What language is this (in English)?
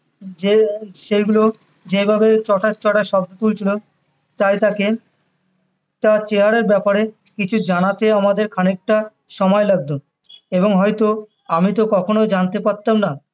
Bangla